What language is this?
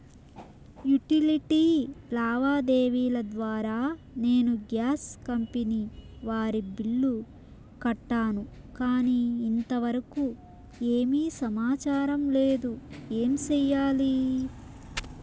Telugu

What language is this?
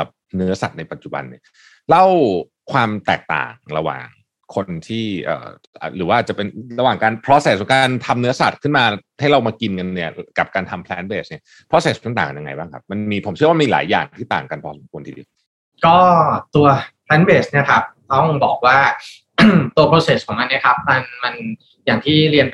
Thai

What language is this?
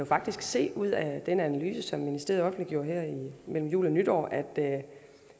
Danish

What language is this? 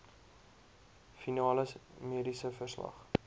Afrikaans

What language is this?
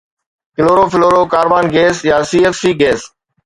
Sindhi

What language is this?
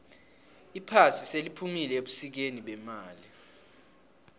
South Ndebele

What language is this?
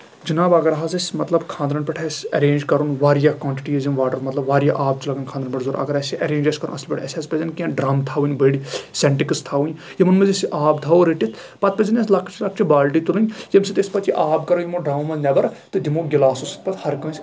Kashmiri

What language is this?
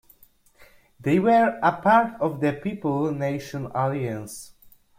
English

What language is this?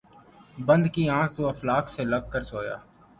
Urdu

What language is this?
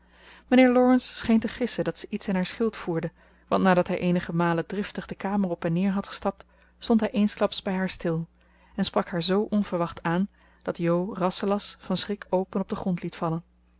Dutch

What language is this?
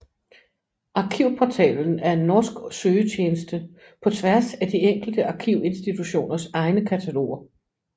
Danish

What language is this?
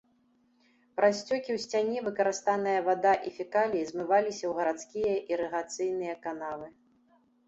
Belarusian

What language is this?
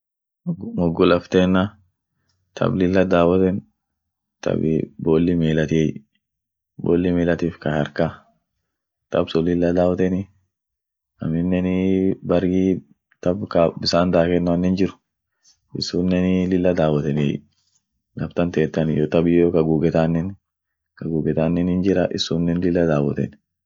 Orma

